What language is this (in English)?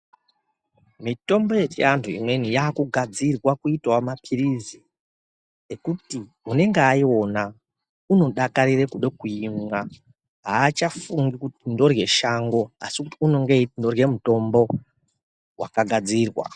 Ndau